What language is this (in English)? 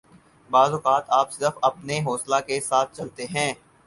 Urdu